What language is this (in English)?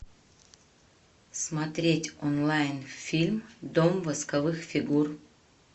Russian